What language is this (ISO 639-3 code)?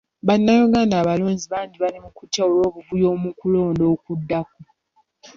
lug